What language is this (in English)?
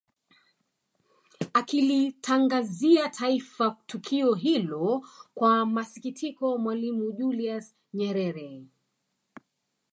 Swahili